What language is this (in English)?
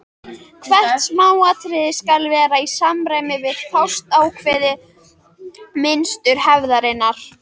Icelandic